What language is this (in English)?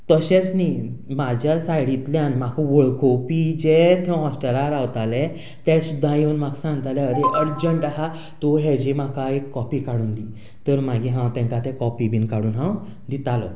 Konkani